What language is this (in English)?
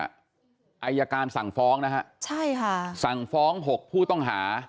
Thai